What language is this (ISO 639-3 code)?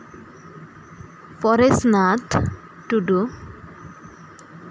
sat